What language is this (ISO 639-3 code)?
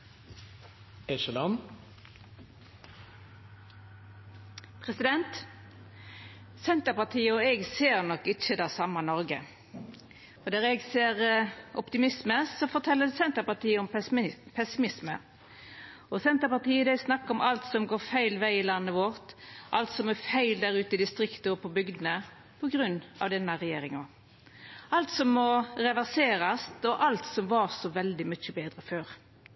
nno